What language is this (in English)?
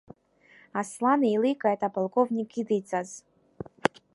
Abkhazian